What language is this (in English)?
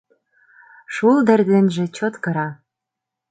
Mari